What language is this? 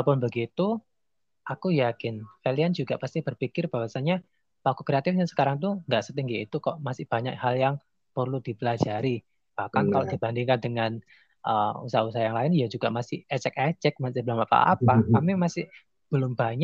Indonesian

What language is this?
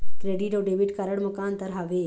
Chhattisgarhi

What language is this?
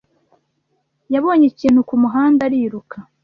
Kinyarwanda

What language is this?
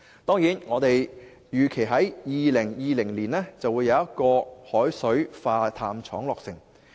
Cantonese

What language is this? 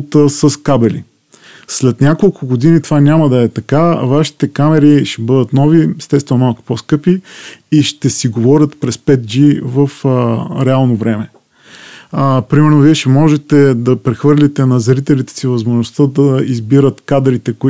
Bulgarian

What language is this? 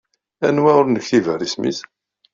Kabyle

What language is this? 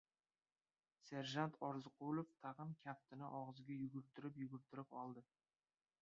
Uzbek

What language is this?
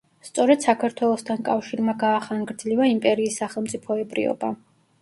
Georgian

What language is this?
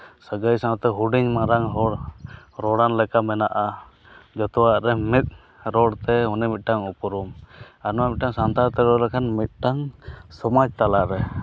Santali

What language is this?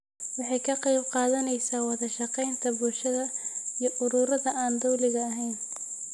Somali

